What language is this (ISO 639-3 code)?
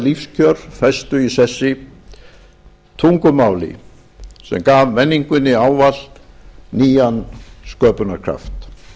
isl